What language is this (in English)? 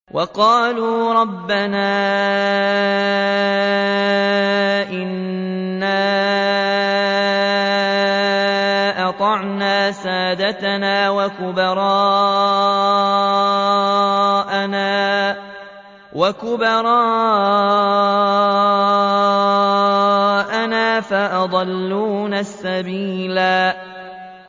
Arabic